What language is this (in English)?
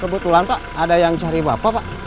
Indonesian